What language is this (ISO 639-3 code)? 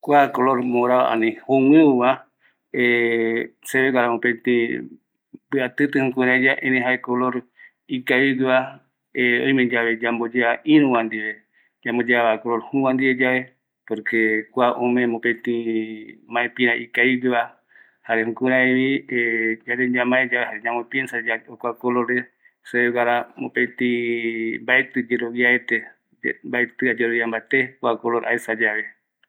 gui